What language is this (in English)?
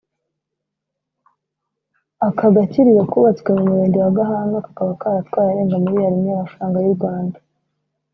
Kinyarwanda